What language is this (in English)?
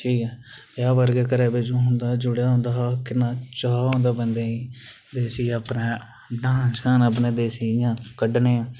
Dogri